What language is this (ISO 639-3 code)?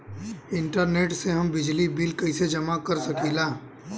bho